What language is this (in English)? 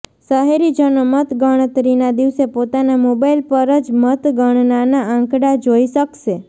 Gujarati